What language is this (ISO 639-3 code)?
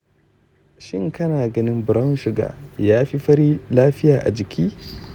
hau